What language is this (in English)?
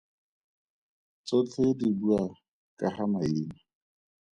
Tswana